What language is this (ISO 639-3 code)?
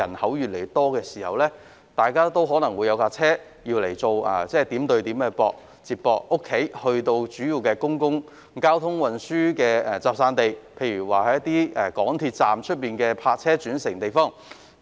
yue